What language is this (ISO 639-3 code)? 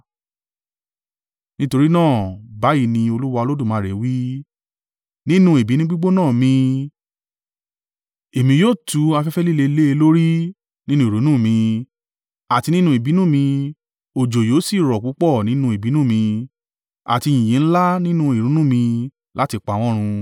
yor